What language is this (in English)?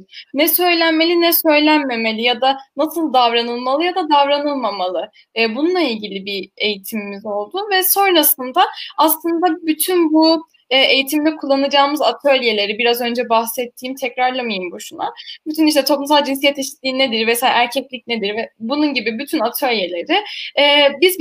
Turkish